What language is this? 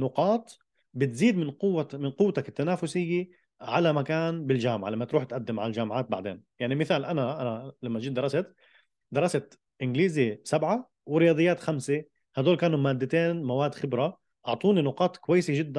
Arabic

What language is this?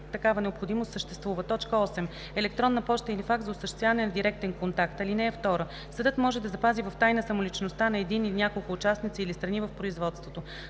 Bulgarian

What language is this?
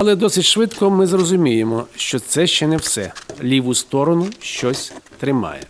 Ukrainian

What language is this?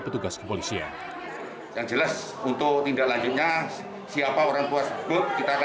Indonesian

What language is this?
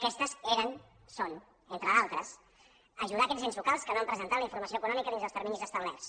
Catalan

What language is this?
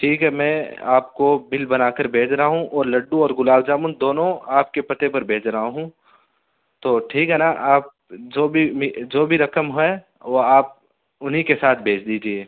Urdu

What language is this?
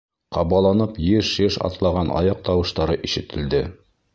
Bashkir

